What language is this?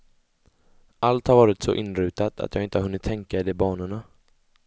Swedish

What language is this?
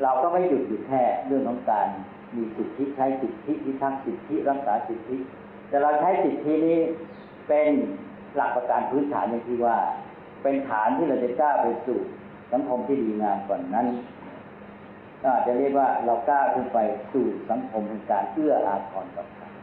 Thai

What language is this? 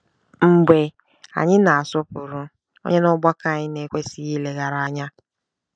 Igbo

